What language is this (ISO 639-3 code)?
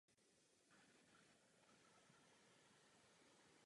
ces